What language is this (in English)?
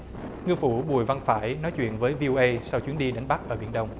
Vietnamese